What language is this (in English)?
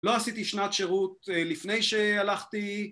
Hebrew